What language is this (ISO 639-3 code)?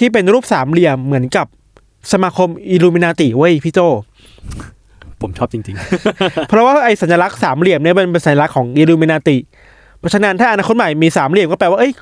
tha